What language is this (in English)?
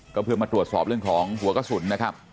Thai